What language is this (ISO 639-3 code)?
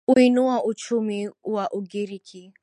swa